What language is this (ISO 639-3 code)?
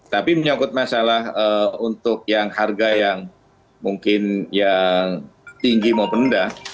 ind